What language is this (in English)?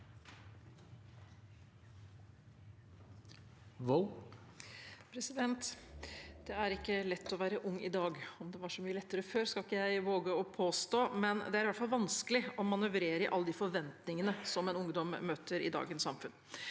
Norwegian